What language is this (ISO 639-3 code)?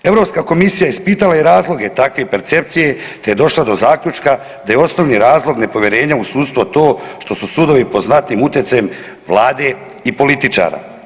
hrv